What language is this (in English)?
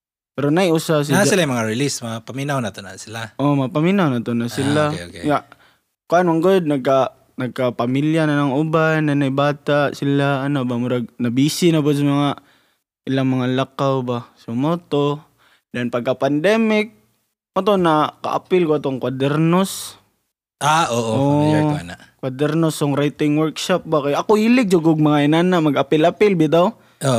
Filipino